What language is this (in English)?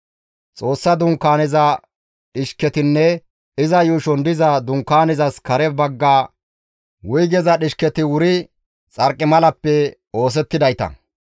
Gamo